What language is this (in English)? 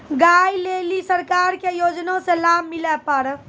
Maithili